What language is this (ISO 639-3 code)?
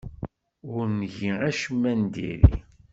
kab